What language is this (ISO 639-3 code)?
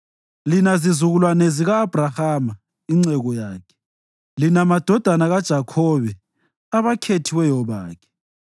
nde